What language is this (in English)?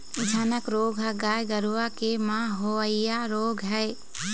Chhattisgarhi